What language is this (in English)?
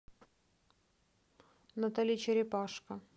Russian